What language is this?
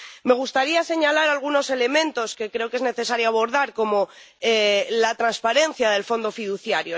Spanish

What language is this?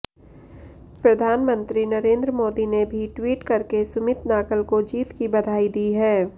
Hindi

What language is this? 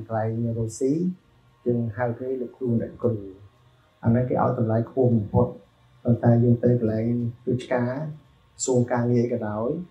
Vietnamese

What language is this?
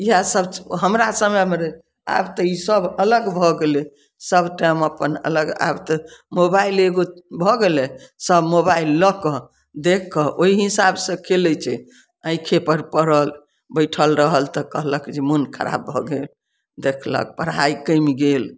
Maithili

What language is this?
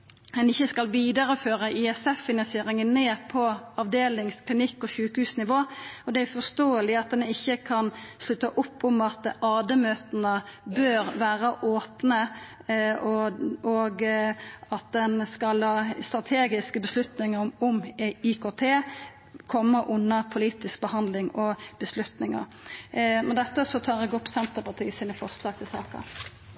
Norwegian Nynorsk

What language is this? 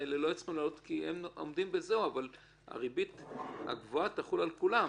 Hebrew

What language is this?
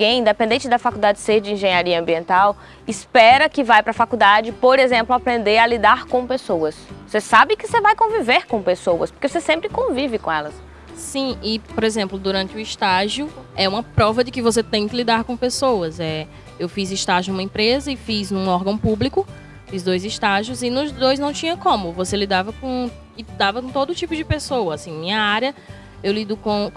Portuguese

